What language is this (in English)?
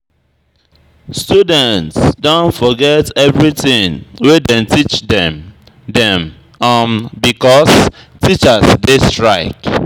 Nigerian Pidgin